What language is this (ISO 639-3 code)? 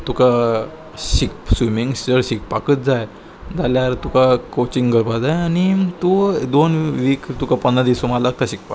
kok